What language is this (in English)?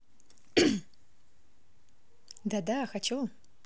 Russian